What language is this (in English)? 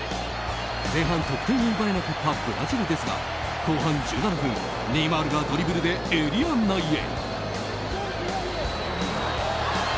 Japanese